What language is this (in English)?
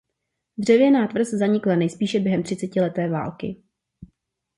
Czech